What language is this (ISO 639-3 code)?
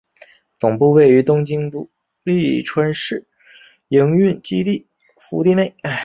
zho